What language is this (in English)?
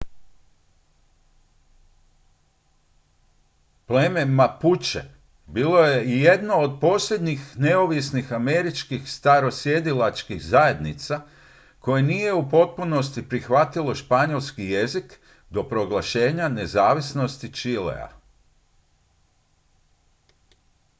Croatian